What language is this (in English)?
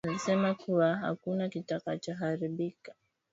Swahili